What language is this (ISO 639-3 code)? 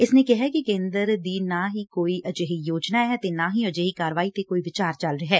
pan